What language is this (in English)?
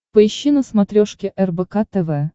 Russian